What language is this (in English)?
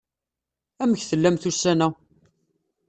Kabyle